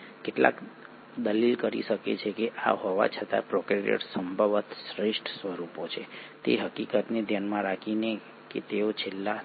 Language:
Gujarati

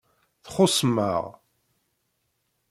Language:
Kabyle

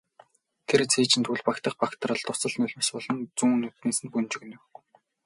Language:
Mongolian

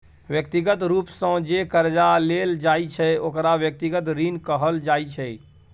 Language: Maithili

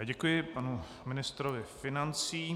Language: Czech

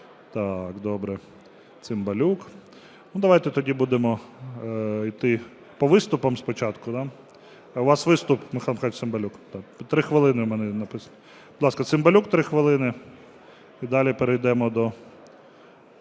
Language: Ukrainian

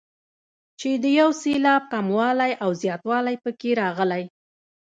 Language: Pashto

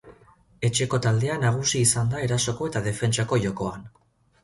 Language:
Basque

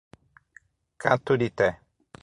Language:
Portuguese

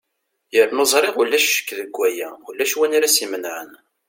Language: Kabyle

